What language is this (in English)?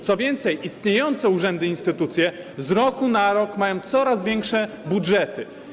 Polish